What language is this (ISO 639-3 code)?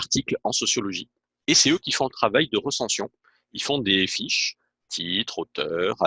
fra